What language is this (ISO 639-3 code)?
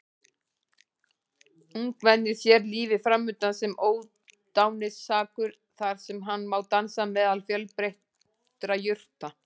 isl